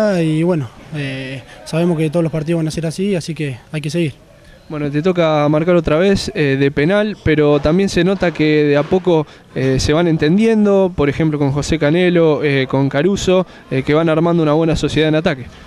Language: Spanish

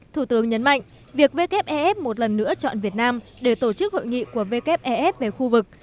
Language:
Vietnamese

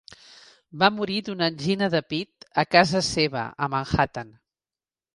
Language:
Catalan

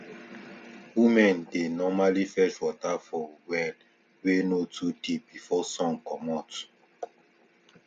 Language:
Nigerian Pidgin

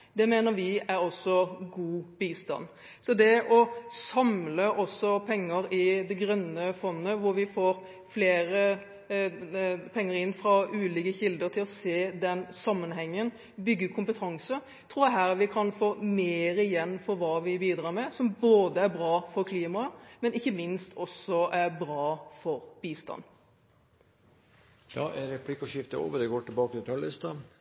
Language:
Norwegian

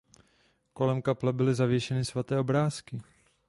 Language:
Czech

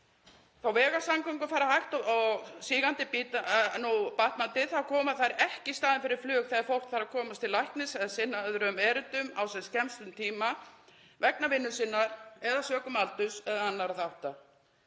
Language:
Icelandic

